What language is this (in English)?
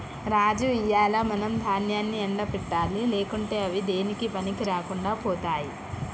Telugu